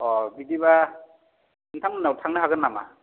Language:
Bodo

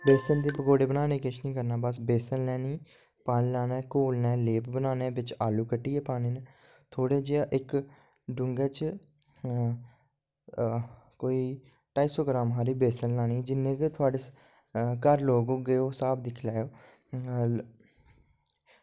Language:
Dogri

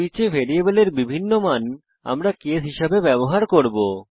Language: Bangla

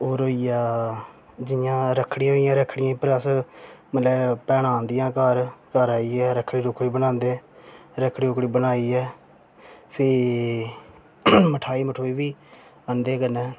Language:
Dogri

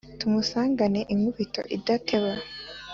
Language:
Kinyarwanda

